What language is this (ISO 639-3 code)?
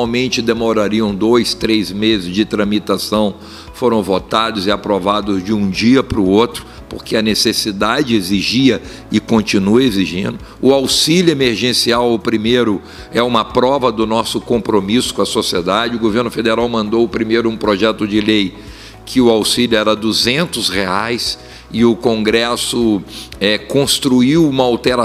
por